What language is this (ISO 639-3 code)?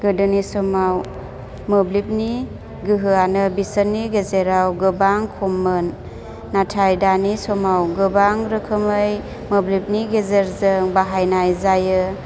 brx